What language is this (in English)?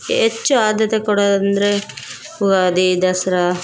Kannada